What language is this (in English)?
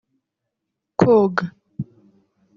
Kinyarwanda